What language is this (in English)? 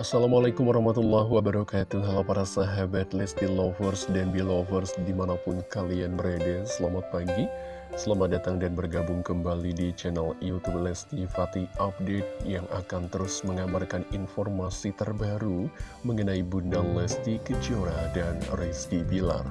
Indonesian